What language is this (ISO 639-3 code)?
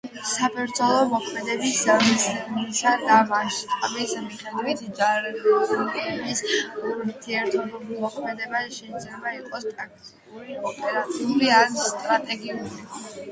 kat